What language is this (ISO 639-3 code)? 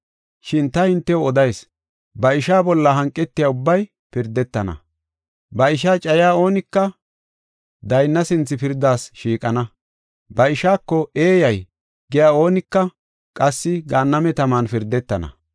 gof